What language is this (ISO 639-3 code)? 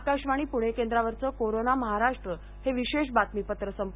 mar